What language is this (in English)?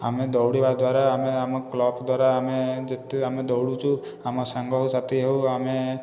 Odia